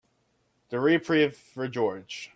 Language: English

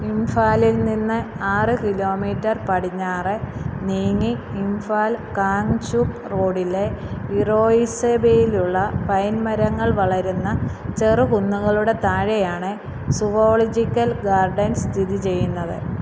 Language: Malayalam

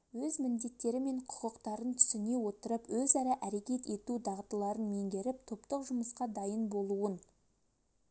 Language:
Kazakh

